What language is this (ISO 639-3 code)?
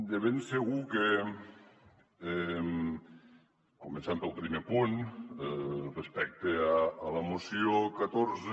cat